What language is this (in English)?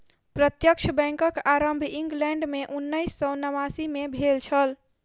Maithili